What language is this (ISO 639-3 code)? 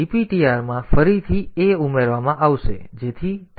guj